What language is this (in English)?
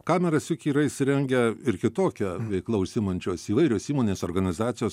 Lithuanian